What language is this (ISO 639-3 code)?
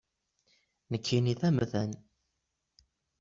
kab